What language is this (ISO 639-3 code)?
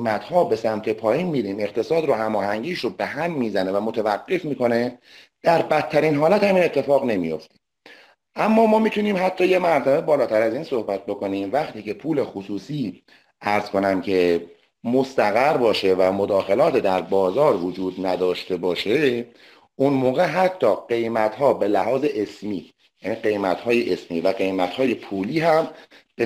fas